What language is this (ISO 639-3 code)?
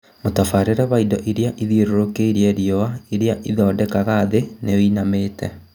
kik